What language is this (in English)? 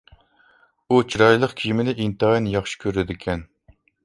Uyghur